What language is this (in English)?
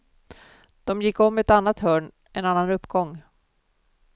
Swedish